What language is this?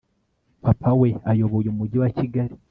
Kinyarwanda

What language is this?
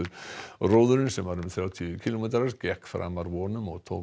Icelandic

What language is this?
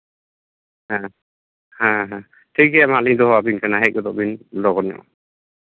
Santali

